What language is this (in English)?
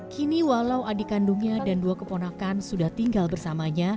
Indonesian